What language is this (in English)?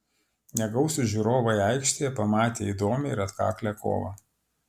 Lithuanian